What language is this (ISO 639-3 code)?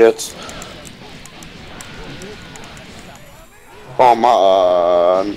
deu